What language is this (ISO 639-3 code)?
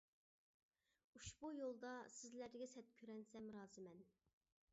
uig